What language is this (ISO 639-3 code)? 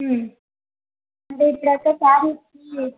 tel